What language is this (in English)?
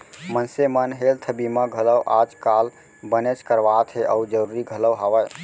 Chhattisgarhi